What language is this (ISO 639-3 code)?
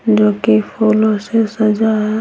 hin